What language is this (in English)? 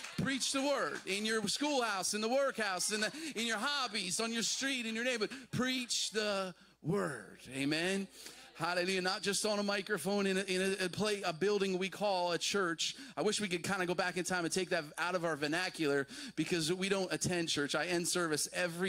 English